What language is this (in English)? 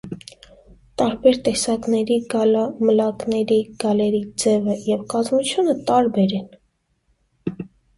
Armenian